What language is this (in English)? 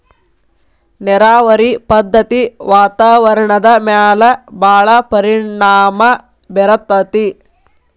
Kannada